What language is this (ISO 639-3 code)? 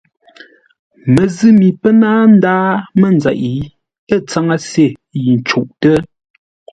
nla